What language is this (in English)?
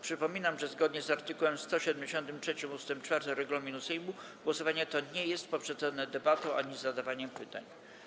Polish